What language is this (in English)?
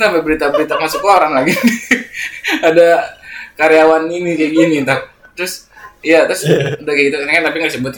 Indonesian